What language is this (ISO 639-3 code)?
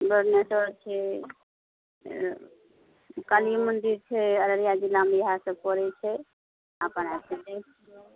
mai